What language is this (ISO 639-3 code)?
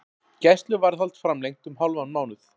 isl